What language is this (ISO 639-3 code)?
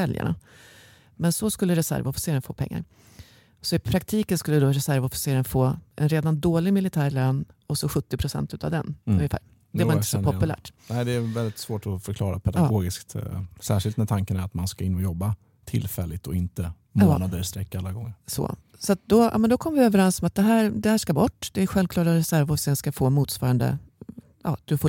swe